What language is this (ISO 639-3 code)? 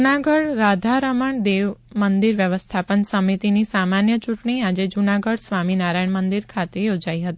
guj